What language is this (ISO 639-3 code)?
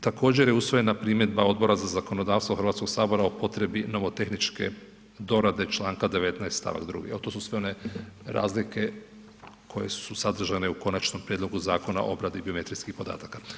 hrv